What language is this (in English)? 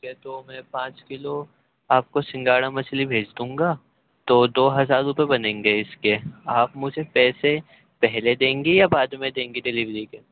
Urdu